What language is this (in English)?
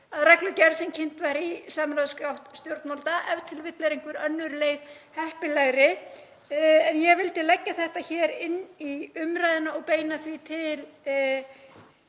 Icelandic